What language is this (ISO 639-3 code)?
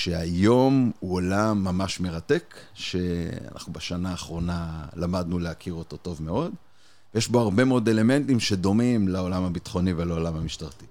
heb